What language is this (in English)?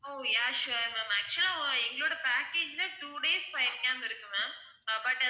Tamil